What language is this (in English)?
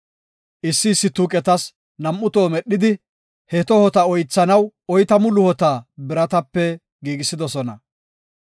Gofa